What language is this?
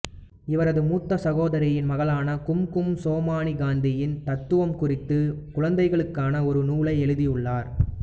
Tamil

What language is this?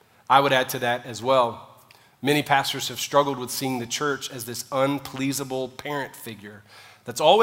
English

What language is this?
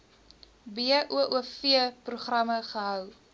Afrikaans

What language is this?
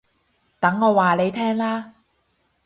Cantonese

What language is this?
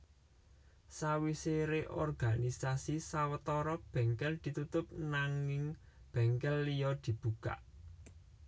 Javanese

